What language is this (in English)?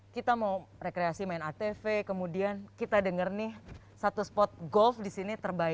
Indonesian